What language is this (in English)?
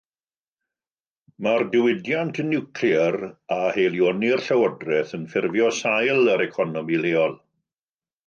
Welsh